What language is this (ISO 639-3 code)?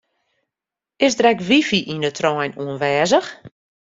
fry